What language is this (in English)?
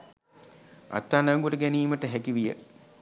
Sinhala